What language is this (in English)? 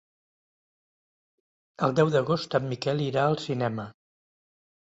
Catalan